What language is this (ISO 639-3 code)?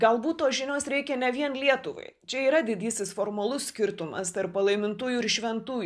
lit